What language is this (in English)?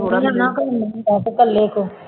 Punjabi